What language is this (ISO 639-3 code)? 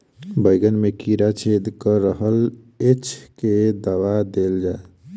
mai